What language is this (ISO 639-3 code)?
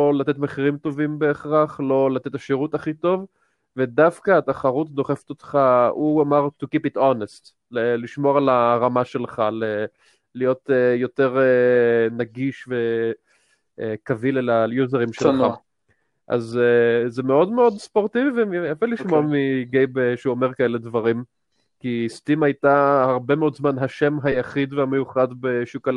heb